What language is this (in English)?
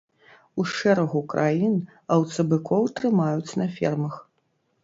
Belarusian